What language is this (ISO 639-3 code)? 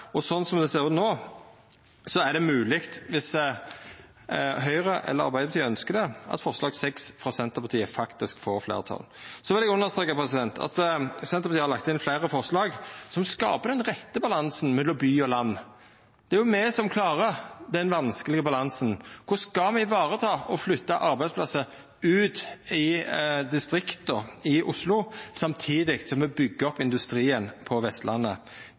nno